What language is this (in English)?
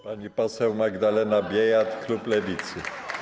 Polish